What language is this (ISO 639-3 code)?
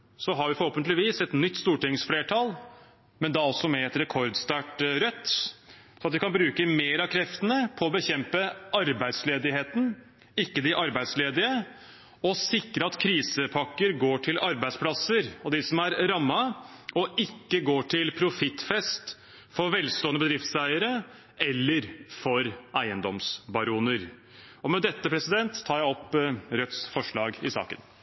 nob